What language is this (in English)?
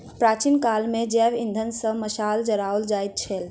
Maithili